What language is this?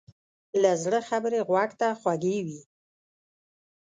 Pashto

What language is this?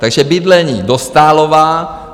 Czech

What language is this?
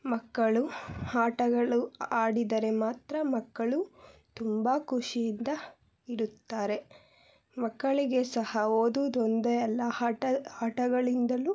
Kannada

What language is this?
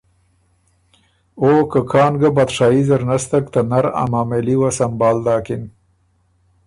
Ormuri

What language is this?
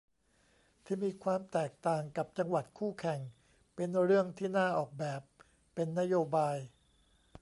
Thai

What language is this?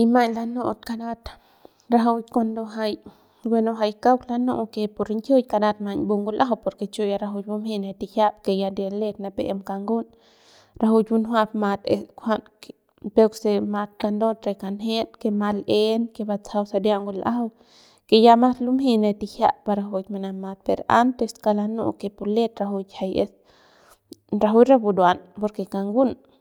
Central Pame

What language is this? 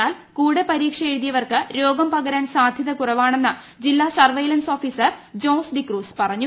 Malayalam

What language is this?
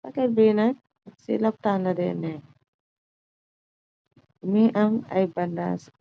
Wolof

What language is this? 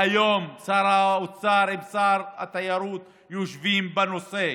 Hebrew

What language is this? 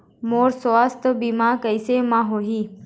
Chhattisgarhi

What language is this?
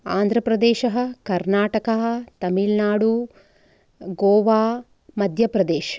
Sanskrit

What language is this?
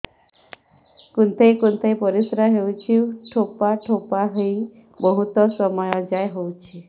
Odia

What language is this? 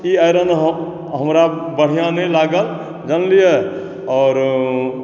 Maithili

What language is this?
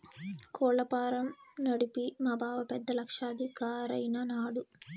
Telugu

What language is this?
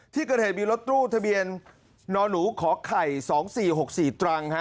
Thai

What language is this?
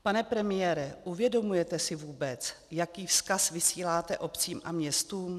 Czech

